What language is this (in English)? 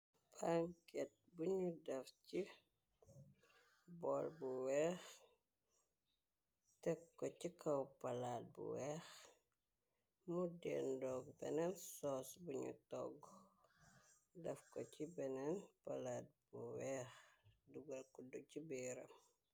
Wolof